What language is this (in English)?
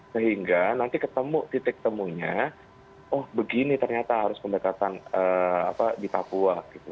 Indonesian